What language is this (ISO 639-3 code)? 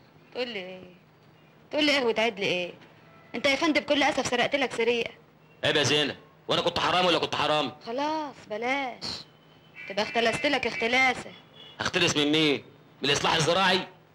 ara